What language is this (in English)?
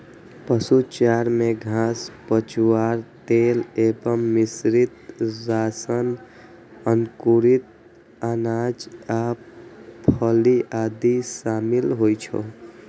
Maithili